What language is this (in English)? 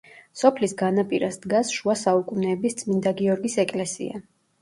Georgian